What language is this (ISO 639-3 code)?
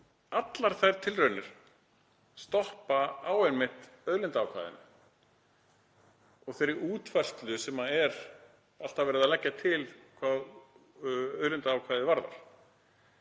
isl